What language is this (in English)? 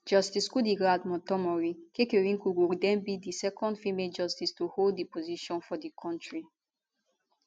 Nigerian Pidgin